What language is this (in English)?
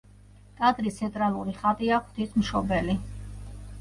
Georgian